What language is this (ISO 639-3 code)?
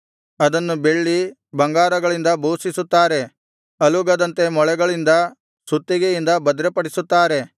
kan